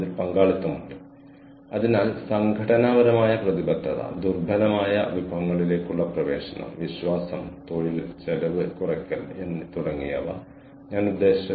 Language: Malayalam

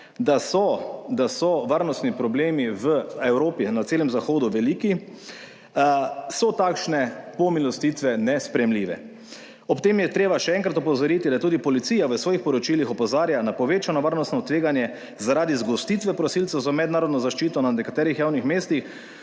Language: Slovenian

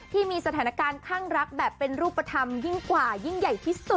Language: Thai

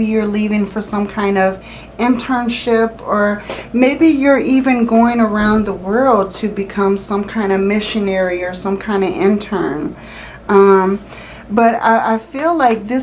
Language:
English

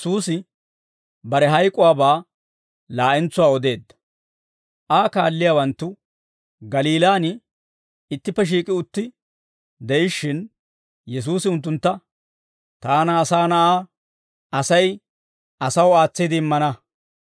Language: Dawro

